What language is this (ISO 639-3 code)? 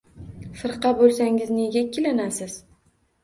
uzb